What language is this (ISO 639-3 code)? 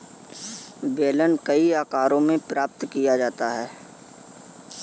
hin